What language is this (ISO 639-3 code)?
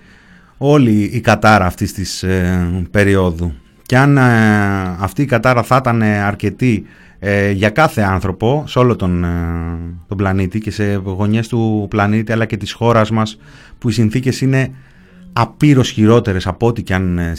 ell